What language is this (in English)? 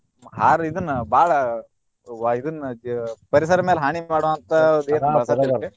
Kannada